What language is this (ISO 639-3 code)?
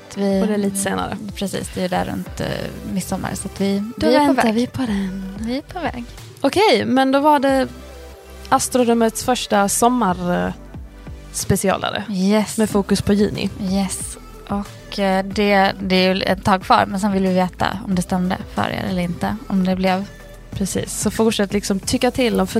swe